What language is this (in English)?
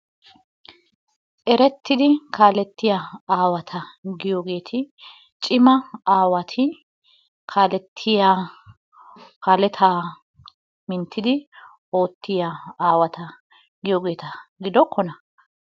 Wolaytta